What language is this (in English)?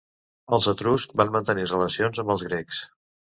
Catalan